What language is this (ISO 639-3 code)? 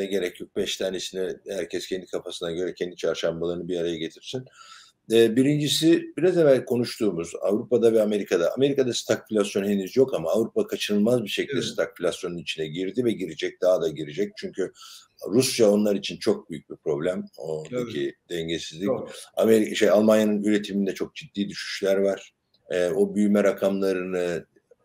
tur